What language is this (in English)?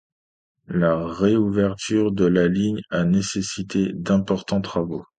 French